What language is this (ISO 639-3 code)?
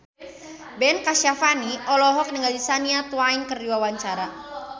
sun